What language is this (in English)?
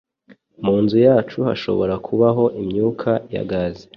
Kinyarwanda